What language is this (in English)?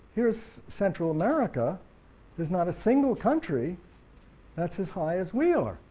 English